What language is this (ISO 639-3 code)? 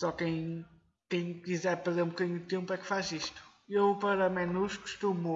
por